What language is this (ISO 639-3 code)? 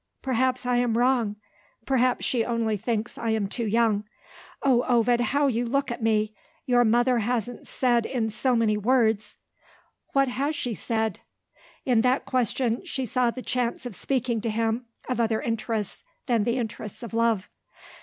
eng